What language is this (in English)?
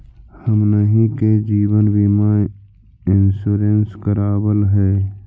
Magahi